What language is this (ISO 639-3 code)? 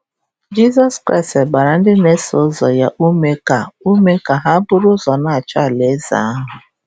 ibo